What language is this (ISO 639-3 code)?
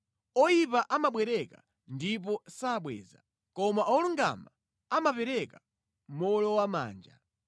nya